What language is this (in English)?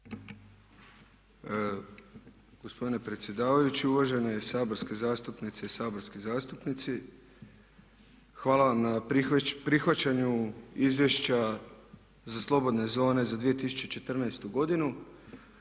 Croatian